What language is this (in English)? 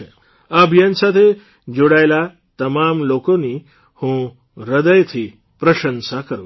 Gujarati